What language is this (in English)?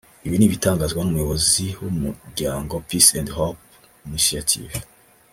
Kinyarwanda